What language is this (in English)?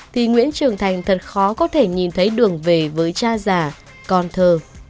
Vietnamese